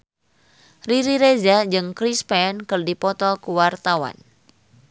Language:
Sundanese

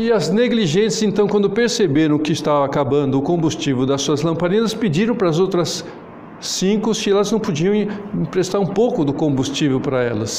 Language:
Portuguese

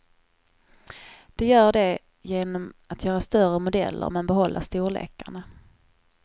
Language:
Swedish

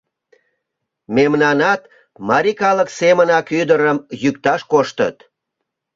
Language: Mari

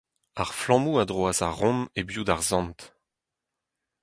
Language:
Breton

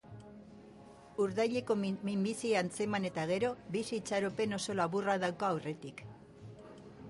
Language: Basque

